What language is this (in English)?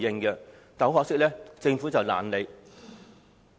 Cantonese